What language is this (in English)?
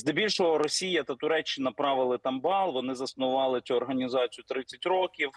Ukrainian